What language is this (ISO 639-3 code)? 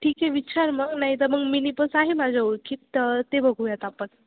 mar